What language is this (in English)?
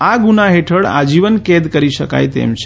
Gujarati